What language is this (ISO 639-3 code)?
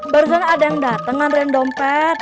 ind